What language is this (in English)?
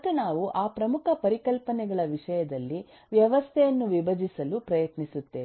Kannada